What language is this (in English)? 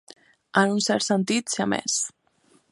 Catalan